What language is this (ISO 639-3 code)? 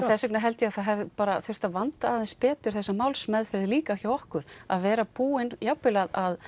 isl